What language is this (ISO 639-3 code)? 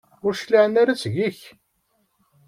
kab